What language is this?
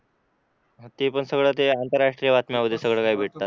Marathi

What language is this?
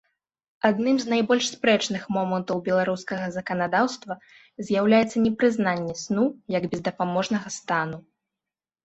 Belarusian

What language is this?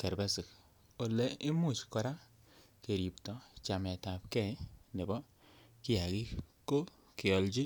Kalenjin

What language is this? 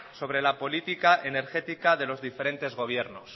Spanish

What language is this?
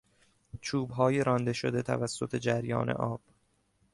Persian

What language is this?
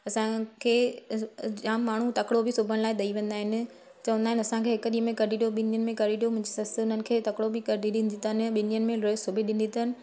Sindhi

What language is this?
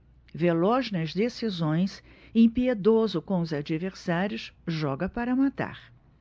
Portuguese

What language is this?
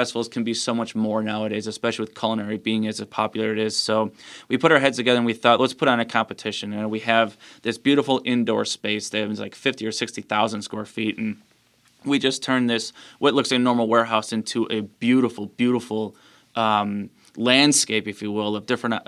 English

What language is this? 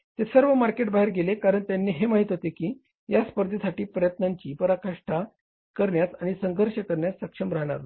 Marathi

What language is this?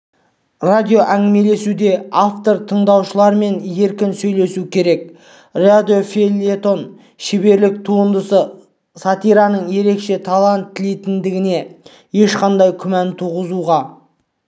Kazakh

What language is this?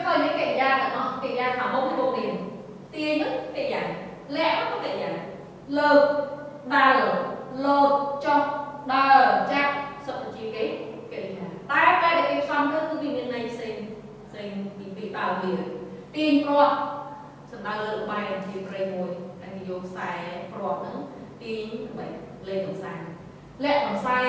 Vietnamese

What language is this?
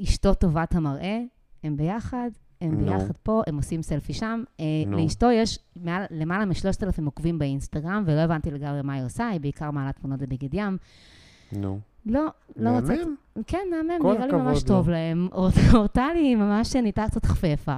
Hebrew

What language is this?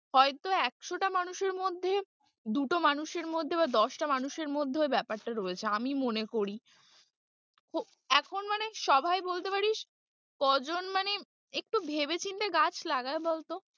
Bangla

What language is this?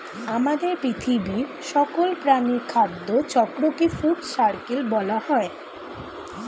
Bangla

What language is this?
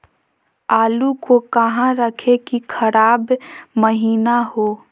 Magahi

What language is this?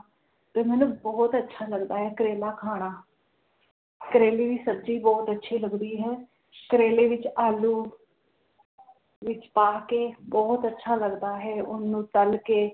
Punjabi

